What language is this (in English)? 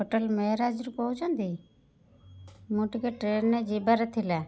Odia